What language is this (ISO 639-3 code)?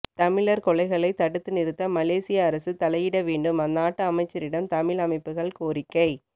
tam